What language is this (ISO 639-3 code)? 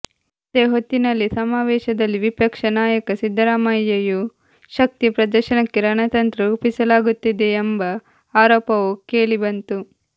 kan